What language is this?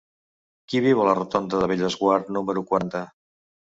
Catalan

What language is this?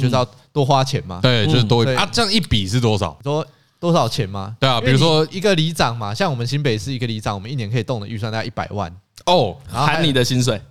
Chinese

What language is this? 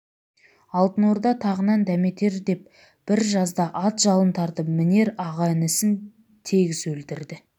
Kazakh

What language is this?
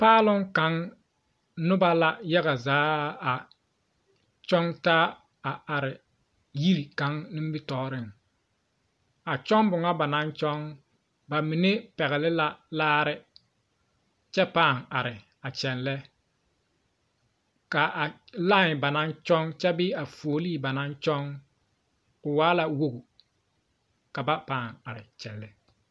Southern Dagaare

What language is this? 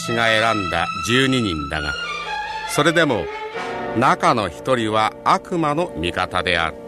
Japanese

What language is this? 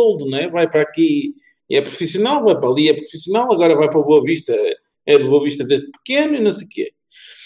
Portuguese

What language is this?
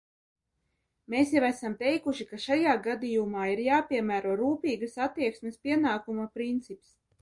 Latvian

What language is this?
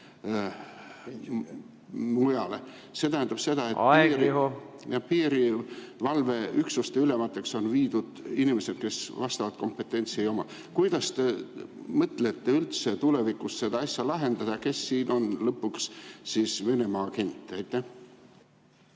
Estonian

